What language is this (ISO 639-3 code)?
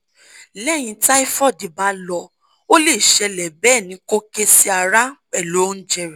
yor